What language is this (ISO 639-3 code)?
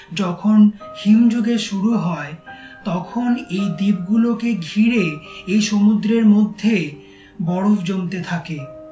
ben